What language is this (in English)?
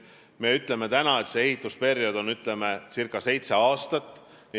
Estonian